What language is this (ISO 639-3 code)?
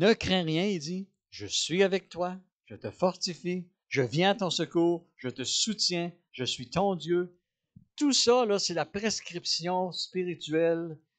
fra